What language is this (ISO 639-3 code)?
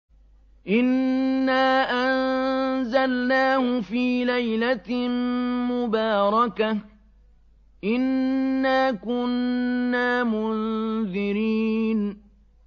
ara